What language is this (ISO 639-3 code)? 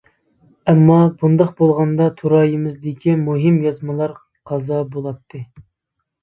uig